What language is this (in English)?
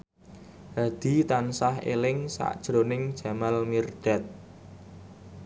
Javanese